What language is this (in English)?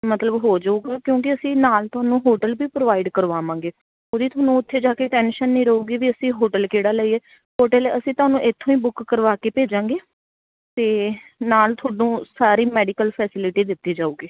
Punjabi